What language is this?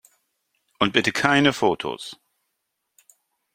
German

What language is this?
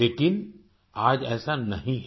Hindi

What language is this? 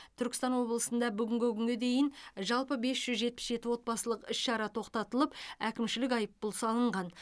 Kazakh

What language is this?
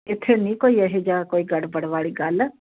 Punjabi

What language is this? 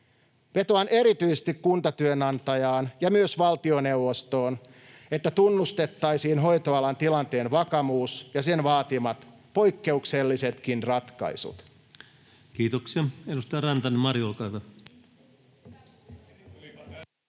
Finnish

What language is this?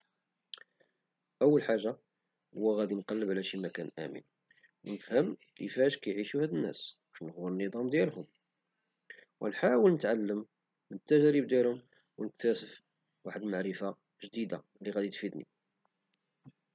Moroccan Arabic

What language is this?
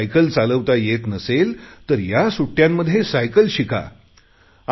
Marathi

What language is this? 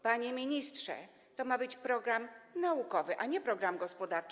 Polish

